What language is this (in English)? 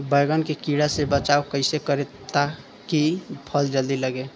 Bhojpuri